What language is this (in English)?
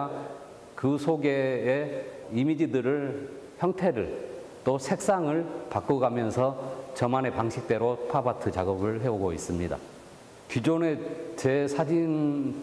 Korean